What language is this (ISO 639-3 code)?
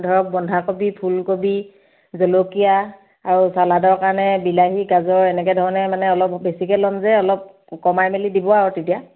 asm